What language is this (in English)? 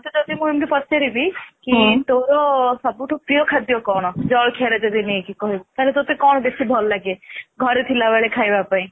Odia